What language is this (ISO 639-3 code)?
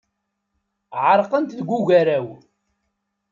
kab